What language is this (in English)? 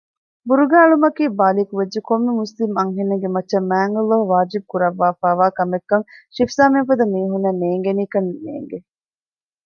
Divehi